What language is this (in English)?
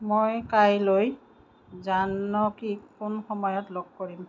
Assamese